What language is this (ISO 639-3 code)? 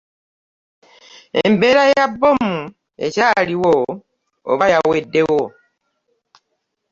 lug